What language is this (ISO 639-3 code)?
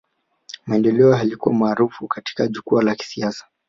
swa